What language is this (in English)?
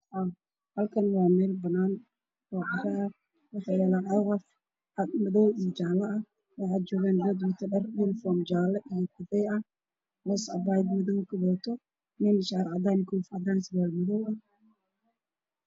Somali